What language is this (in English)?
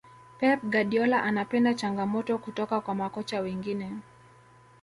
Swahili